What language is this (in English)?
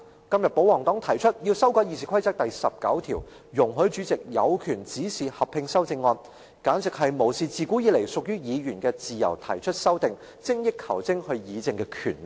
Cantonese